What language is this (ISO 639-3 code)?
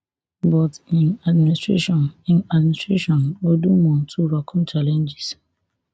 pcm